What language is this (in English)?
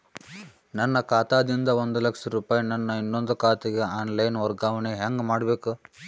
Kannada